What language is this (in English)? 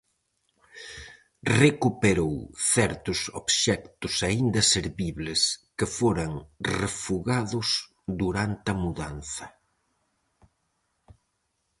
Galician